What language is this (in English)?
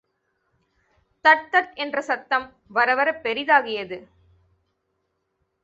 Tamil